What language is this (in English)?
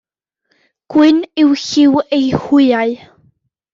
Welsh